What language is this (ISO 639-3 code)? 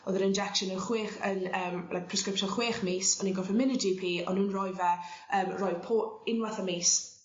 cym